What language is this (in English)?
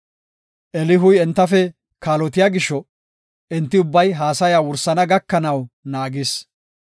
Gofa